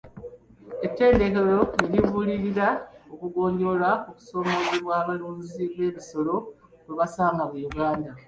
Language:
Ganda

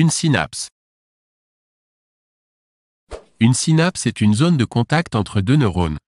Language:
French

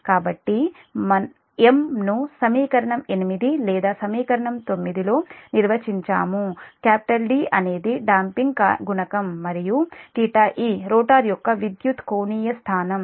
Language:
Telugu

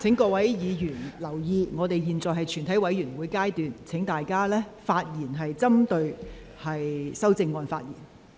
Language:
Cantonese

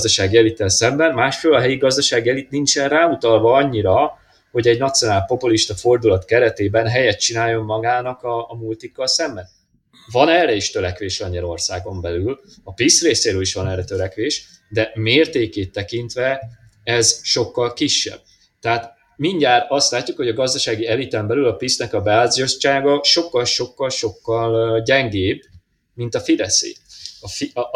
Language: Hungarian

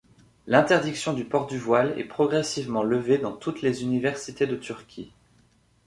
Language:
French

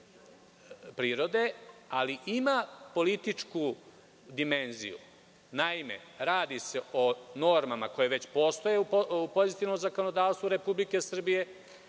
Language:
Serbian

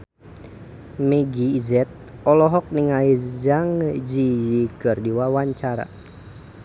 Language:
Sundanese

